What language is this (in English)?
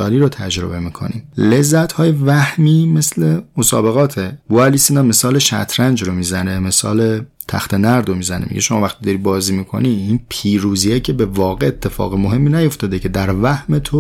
Persian